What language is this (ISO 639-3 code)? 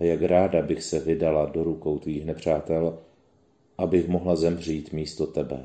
ces